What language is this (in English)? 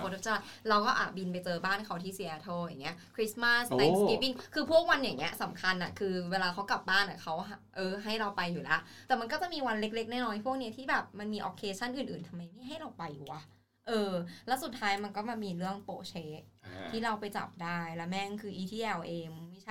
Thai